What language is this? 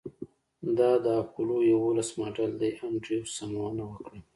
Pashto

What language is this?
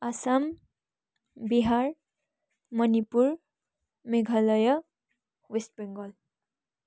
Nepali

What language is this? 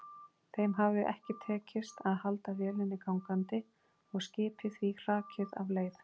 Icelandic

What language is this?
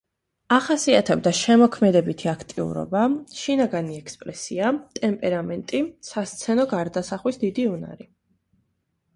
Georgian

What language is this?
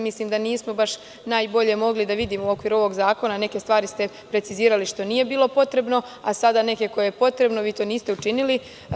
Serbian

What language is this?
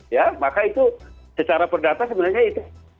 Indonesian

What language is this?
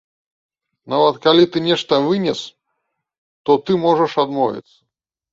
Belarusian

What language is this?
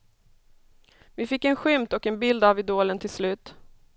Swedish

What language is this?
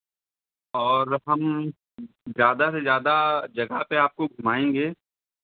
Hindi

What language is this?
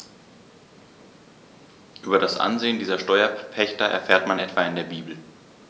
German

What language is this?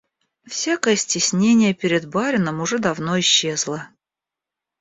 Russian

